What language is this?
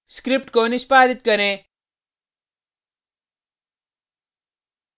Hindi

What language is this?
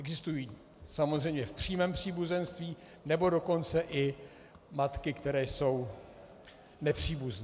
Czech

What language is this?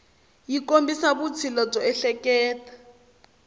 Tsonga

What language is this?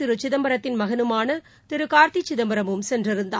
Tamil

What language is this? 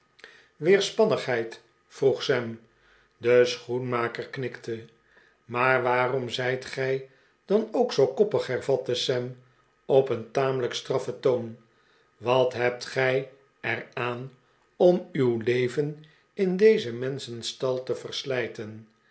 Dutch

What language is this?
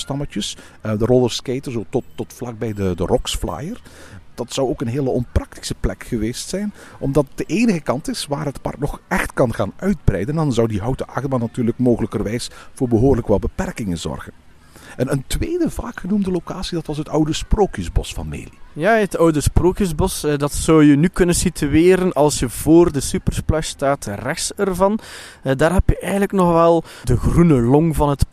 Dutch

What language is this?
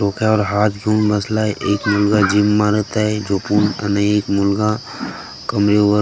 Marathi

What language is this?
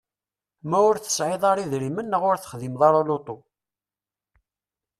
Kabyle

